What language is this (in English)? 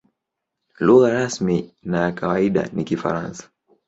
Swahili